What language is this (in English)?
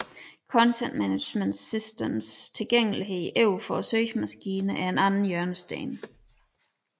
Danish